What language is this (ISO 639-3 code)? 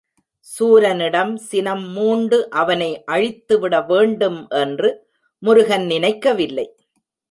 tam